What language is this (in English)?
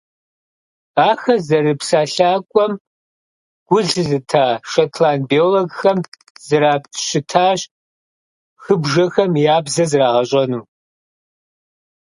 Kabardian